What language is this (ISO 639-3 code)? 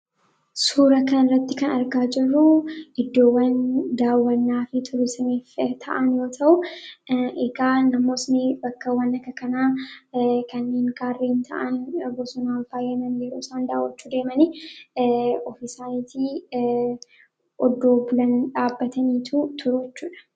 orm